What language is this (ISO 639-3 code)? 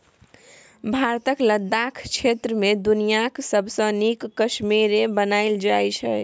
mai